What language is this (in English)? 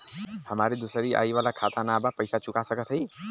Bhojpuri